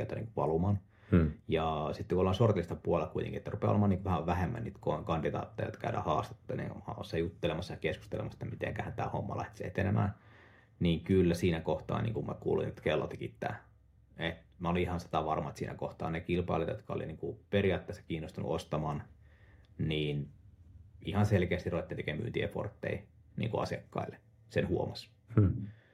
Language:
Finnish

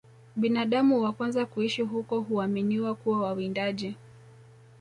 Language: Swahili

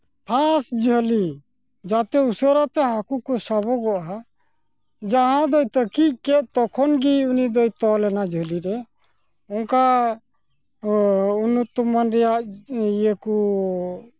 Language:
Santali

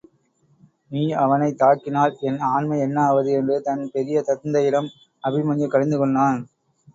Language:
Tamil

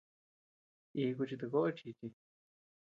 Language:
Tepeuxila Cuicatec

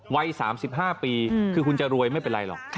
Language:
Thai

